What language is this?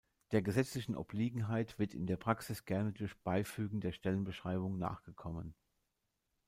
German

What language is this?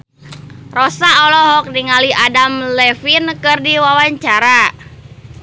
Sundanese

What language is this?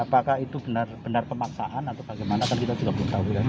Indonesian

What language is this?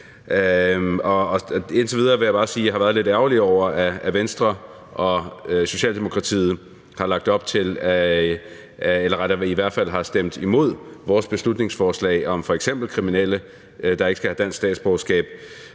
Danish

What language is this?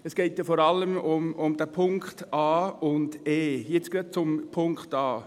Swiss German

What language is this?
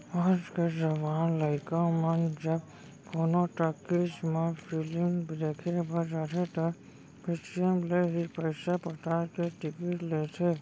Chhattisgarhi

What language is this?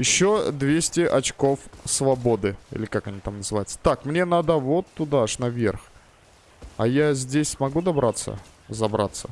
Russian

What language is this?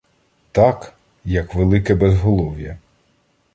Ukrainian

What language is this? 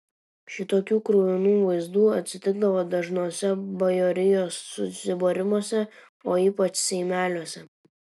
Lithuanian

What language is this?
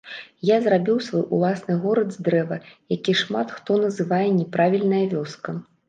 Belarusian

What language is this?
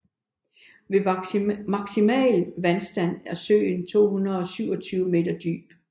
Danish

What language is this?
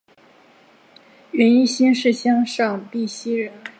Chinese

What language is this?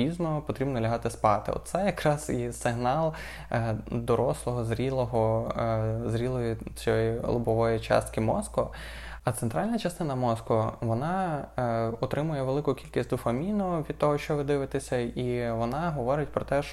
Ukrainian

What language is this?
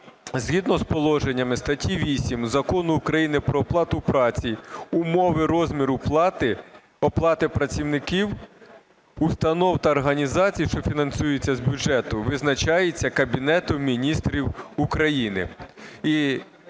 Ukrainian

